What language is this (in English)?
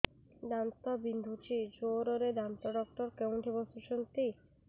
Odia